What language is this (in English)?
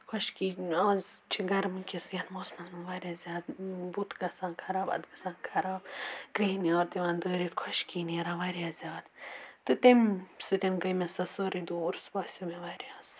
Kashmiri